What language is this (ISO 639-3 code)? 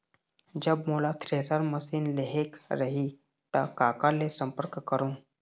hne